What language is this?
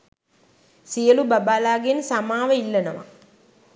Sinhala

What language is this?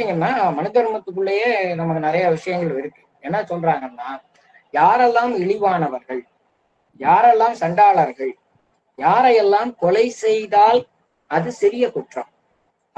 Tamil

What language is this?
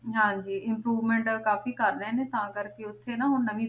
Punjabi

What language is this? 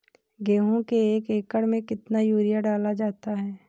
Hindi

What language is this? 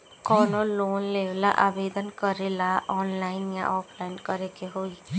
Bhojpuri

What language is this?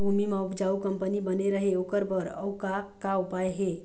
Chhattisgarhi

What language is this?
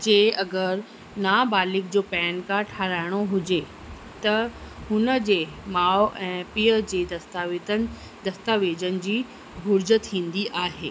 Sindhi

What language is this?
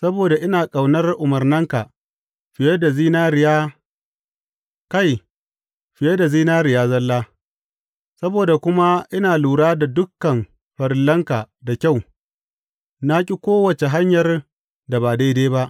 Hausa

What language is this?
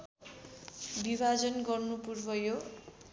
Nepali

